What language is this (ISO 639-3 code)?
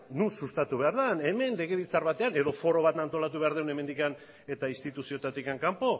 eus